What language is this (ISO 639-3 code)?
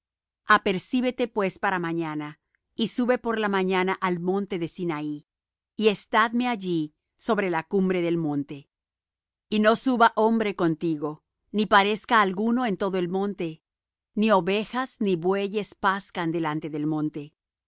spa